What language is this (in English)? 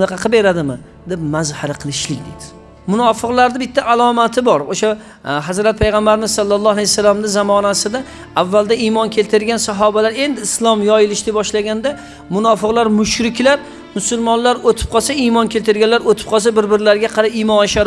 Turkish